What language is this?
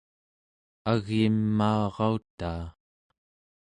Central Yupik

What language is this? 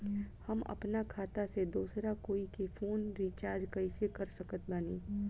Bhojpuri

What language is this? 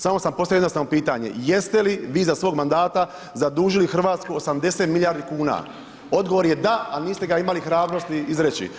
Croatian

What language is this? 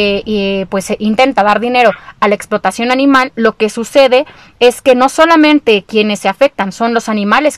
Spanish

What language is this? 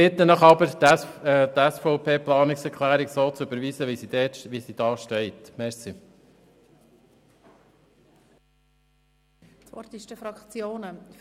Swiss German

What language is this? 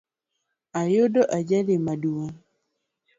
Luo (Kenya and Tanzania)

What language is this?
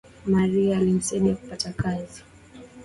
Swahili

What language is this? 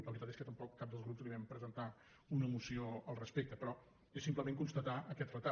Catalan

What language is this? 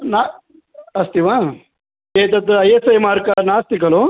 Sanskrit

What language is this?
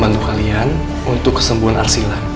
Indonesian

